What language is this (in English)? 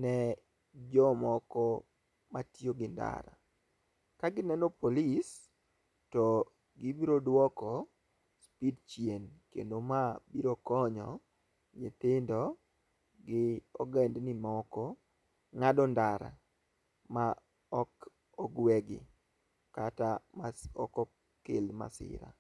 Luo (Kenya and Tanzania)